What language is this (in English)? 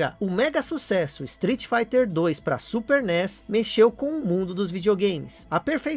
Portuguese